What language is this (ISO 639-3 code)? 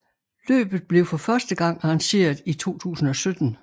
dan